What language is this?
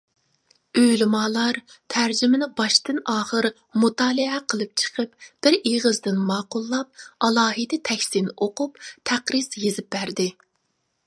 Uyghur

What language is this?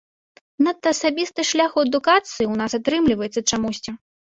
Belarusian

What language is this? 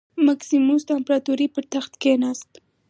Pashto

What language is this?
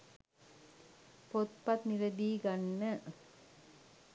Sinhala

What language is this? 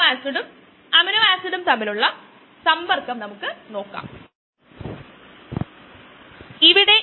Malayalam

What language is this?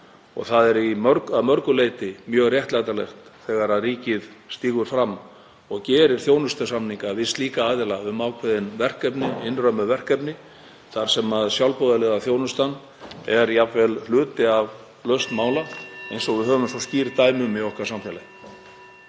Icelandic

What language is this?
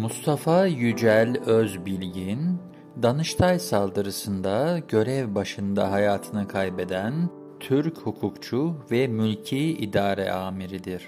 Turkish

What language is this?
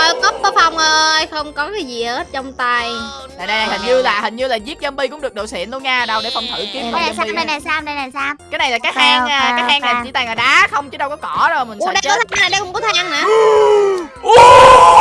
Vietnamese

